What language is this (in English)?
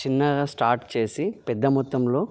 Telugu